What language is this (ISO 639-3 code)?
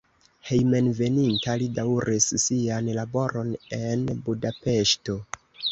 epo